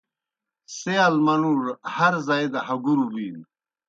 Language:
Kohistani Shina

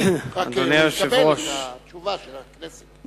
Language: Hebrew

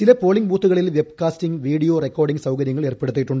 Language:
Malayalam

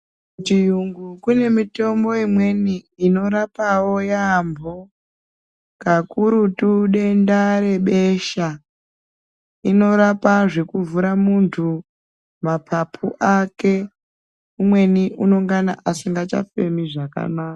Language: Ndau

